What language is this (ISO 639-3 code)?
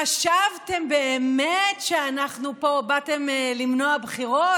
heb